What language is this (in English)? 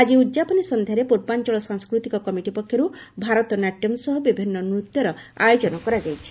Odia